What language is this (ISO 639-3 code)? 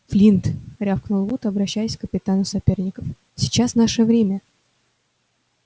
rus